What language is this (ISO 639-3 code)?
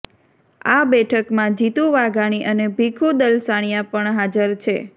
guj